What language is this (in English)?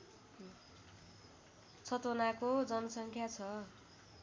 Nepali